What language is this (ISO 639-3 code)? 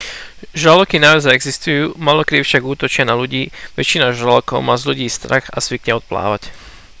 slk